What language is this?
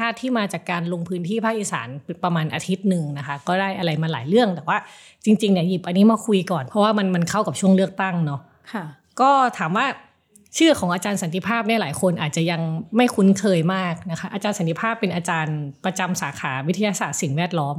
Thai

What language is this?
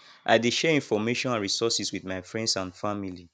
Nigerian Pidgin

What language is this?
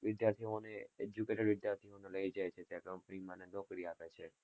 Gujarati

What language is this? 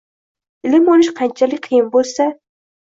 Uzbek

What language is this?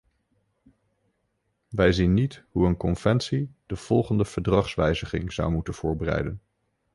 Dutch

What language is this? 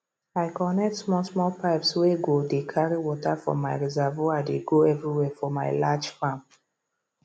Nigerian Pidgin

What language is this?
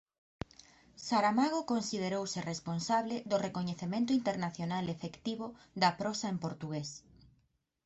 Galician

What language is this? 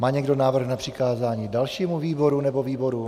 Czech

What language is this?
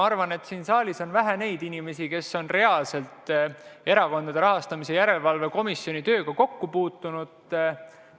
Estonian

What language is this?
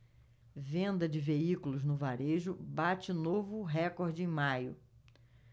Portuguese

